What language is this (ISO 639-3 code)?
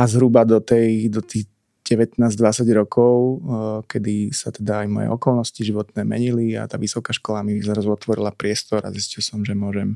slk